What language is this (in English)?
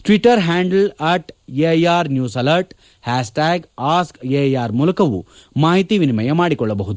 Kannada